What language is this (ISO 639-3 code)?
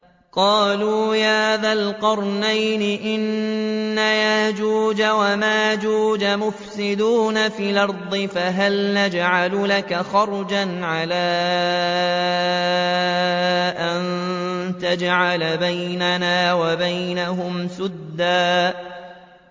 ara